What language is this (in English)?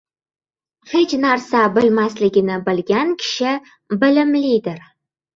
Uzbek